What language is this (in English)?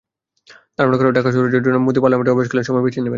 Bangla